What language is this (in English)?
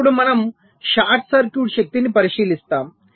Telugu